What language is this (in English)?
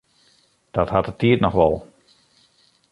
Western Frisian